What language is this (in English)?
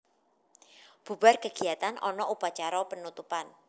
Javanese